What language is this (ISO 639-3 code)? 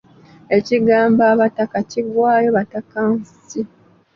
lug